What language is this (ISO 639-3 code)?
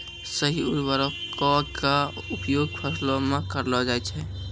mai